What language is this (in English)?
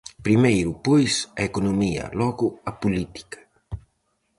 Galician